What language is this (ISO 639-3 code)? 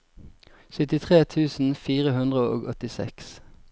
nor